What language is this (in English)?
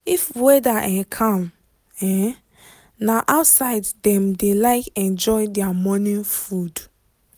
Nigerian Pidgin